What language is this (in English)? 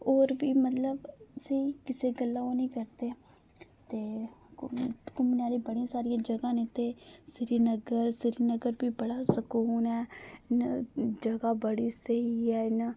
Dogri